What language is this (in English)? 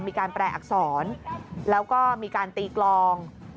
Thai